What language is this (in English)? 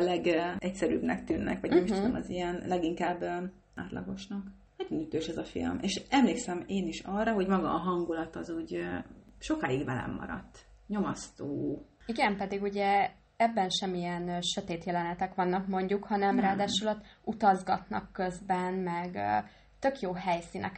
Hungarian